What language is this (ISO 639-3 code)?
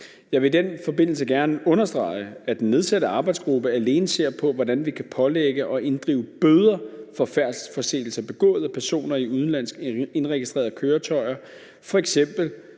dan